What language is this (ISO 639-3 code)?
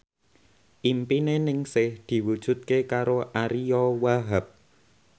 jav